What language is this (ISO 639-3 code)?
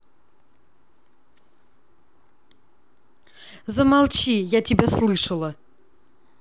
rus